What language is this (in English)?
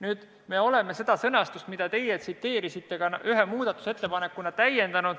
Estonian